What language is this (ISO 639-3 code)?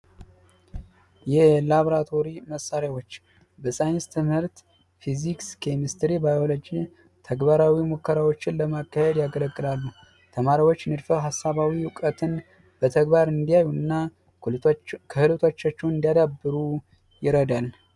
amh